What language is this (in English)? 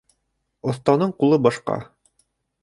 Bashkir